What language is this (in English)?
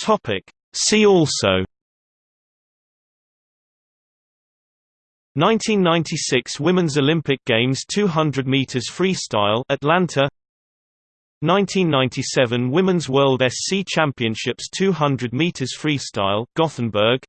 English